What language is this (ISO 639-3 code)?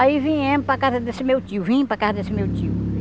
por